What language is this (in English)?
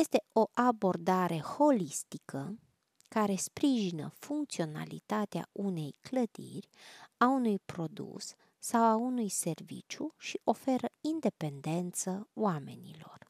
Romanian